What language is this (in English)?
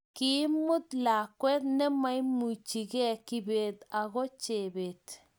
Kalenjin